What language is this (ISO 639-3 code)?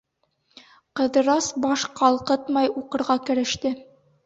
bak